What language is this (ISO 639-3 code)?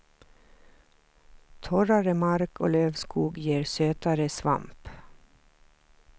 swe